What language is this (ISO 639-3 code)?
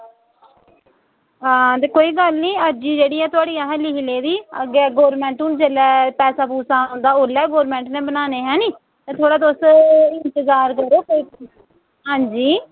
doi